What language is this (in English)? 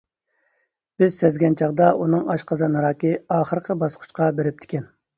Uyghur